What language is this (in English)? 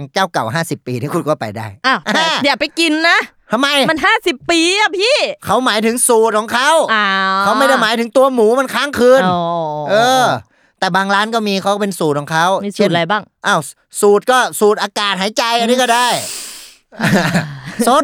Thai